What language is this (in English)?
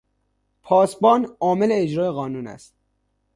Persian